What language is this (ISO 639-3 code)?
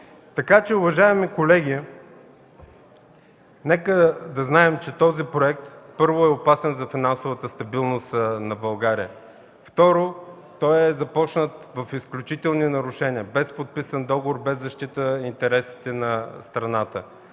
bul